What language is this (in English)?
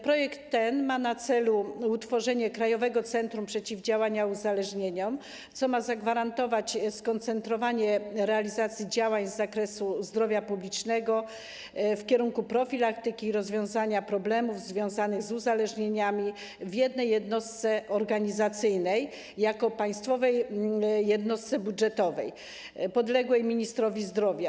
Polish